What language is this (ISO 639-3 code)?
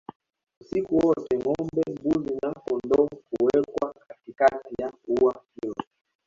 swa